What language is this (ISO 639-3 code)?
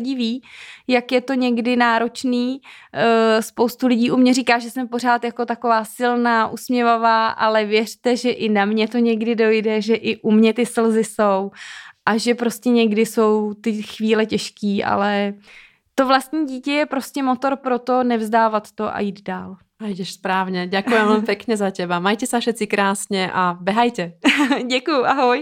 ces